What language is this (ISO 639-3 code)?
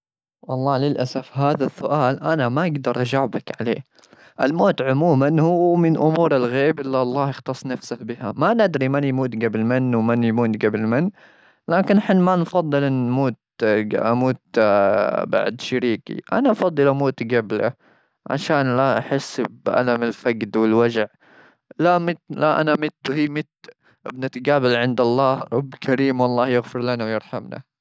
afb